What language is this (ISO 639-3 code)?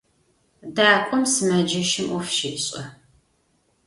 ady